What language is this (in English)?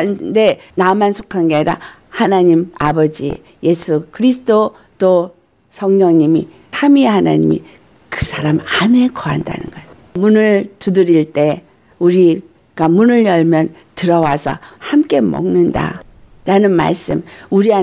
Korean